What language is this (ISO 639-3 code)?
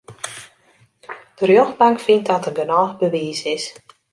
fry